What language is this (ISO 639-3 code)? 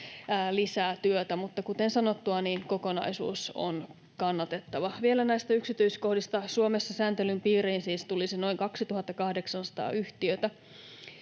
fin